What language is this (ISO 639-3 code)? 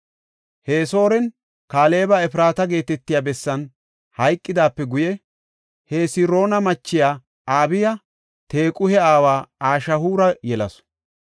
gof